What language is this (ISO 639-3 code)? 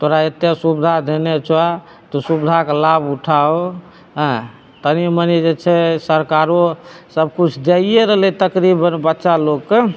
mai